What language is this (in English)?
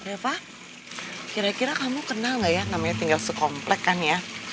Indonesian